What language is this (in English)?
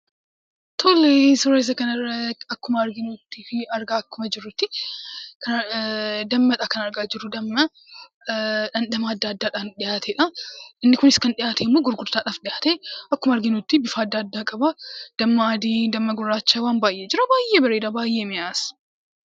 Oromo